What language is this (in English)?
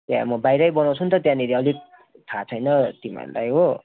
Nepali